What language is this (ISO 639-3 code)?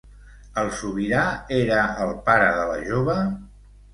cat